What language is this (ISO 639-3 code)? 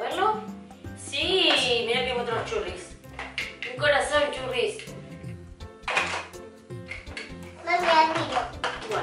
spa